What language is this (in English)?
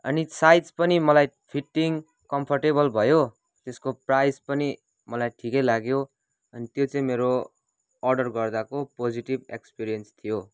Nepali